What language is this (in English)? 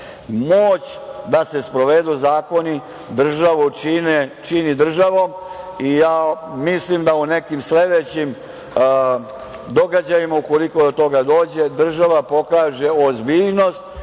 Serbian